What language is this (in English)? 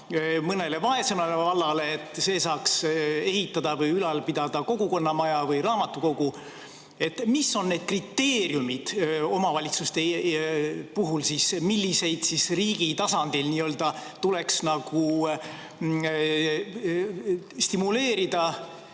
Estonian